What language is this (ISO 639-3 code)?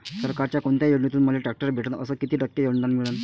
mar